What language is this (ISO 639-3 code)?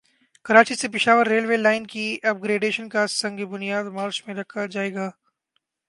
urd